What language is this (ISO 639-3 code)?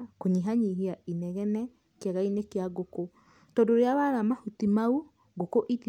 kik